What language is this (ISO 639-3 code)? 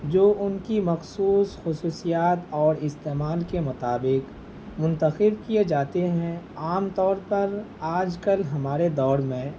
urd